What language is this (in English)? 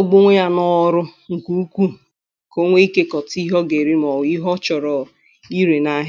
Igbo